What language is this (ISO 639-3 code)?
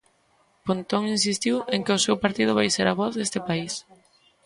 glg